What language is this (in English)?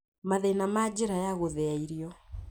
Kikuyu